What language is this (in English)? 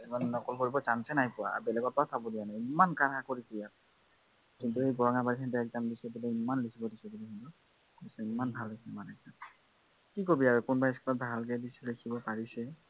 Assamese